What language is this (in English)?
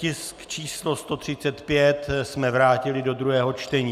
Czech